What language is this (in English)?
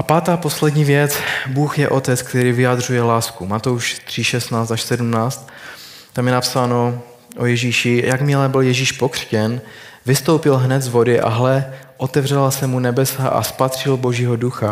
Czech